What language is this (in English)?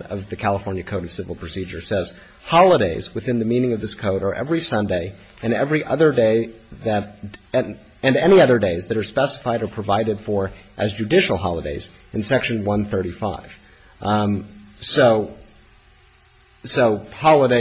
English